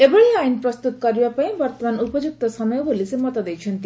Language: Odia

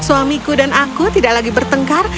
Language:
Indonesian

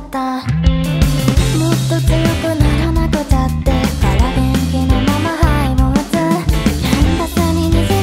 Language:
Japanese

